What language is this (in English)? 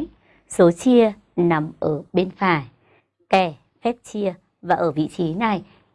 Vietnamese